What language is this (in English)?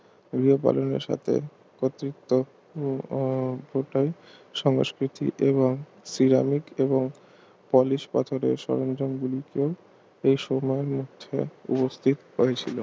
Bangla